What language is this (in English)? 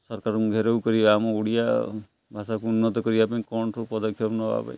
Odia